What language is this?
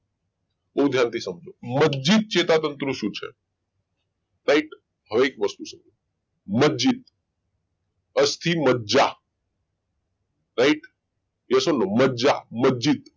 Gujarati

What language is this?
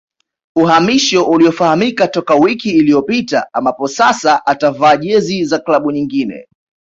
Swahili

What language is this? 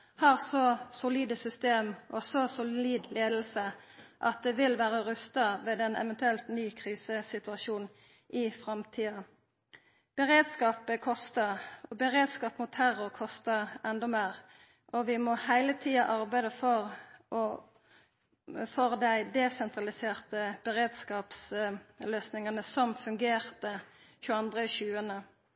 Norwegian Nynorsk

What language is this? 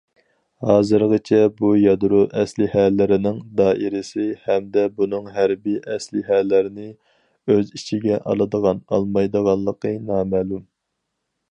Uyghur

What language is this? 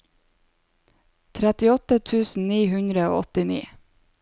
Norwegian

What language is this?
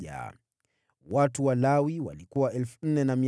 Swahili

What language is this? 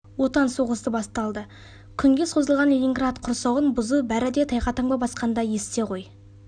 Kazakh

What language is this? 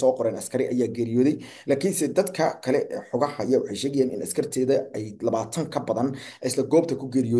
Arabic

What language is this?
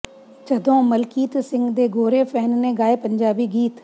Punjabi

